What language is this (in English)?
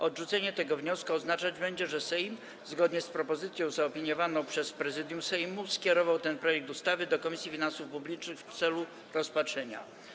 Polish